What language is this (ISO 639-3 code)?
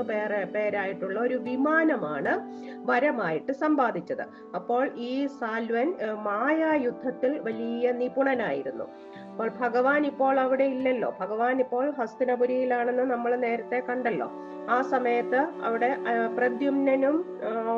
mal